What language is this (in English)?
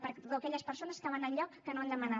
Catalan